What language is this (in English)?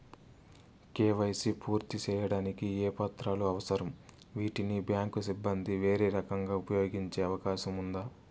Telugu